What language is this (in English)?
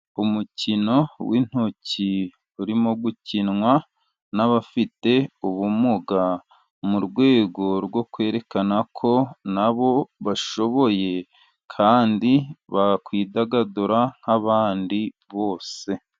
Kinyarwanda